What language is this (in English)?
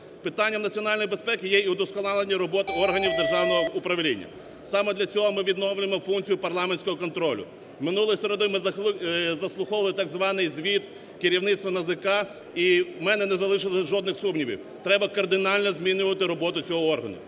Ukrainian